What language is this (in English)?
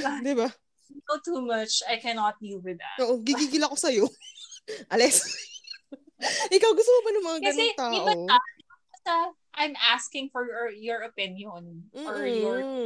Filipino